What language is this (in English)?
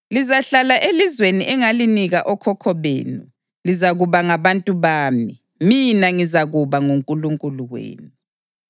North Ndebele